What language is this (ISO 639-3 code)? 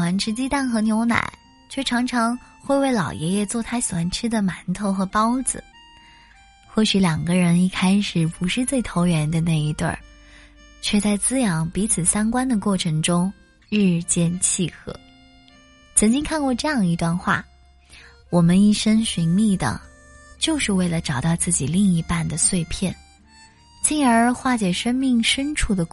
zho